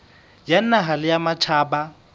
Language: Southern Sotho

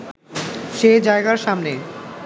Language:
Bangla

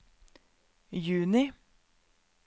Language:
Norwegian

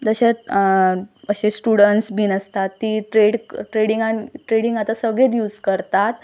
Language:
Konkani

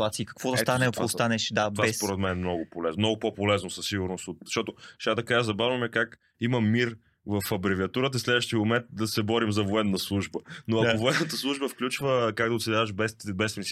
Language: Bulgarian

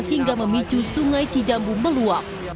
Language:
Indonesian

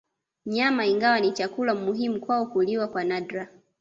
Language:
Swahili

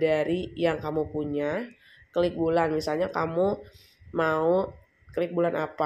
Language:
Indonesian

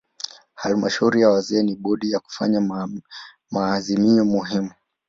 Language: Swahili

